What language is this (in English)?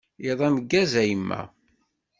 Kabyle